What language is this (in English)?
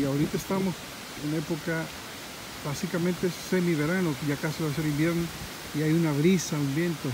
Spanish